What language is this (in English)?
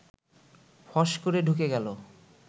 Bangla